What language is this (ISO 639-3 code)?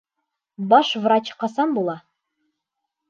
bak